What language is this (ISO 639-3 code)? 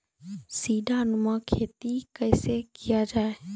mai